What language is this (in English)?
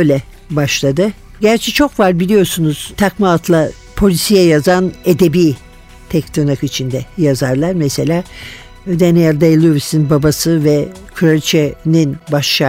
Turkish